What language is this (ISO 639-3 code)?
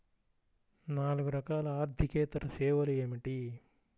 tel